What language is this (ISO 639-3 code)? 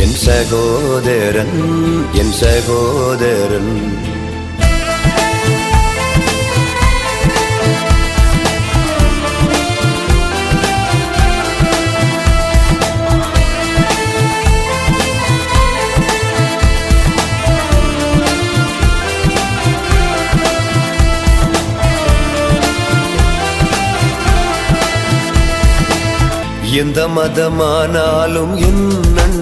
urd